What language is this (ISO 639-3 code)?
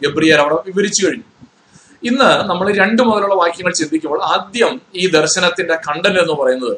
mal